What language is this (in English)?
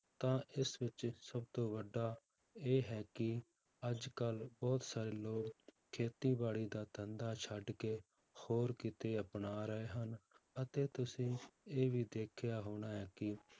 Punjabi